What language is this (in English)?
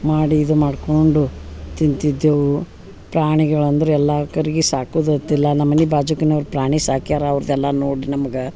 Kannada